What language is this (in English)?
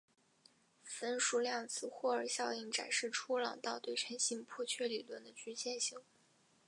Chinese